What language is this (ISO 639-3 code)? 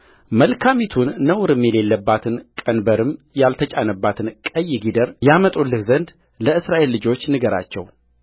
amh